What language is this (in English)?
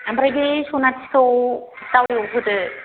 Bodo